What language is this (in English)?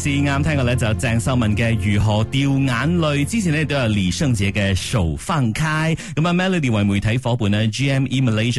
Chinese